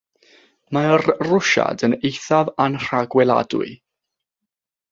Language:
Welsh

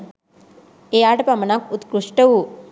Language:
Sinhala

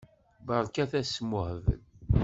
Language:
Kabyle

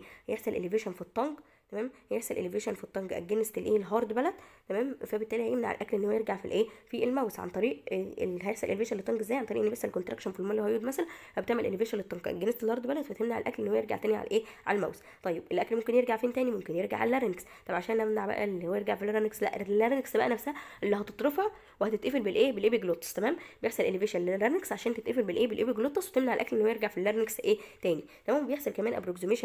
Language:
Arabic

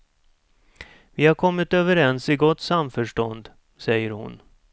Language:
Swedish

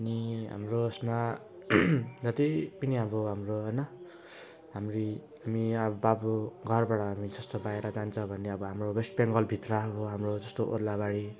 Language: Nepali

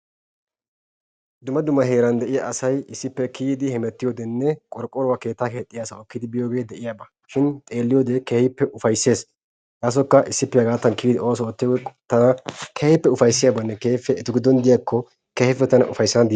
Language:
Wolaytta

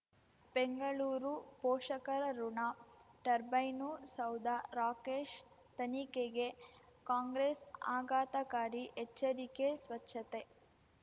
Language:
Kannada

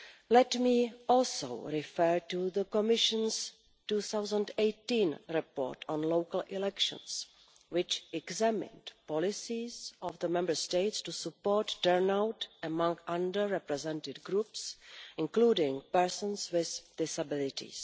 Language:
English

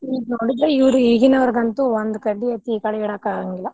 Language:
Kannada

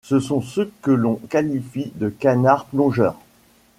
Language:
French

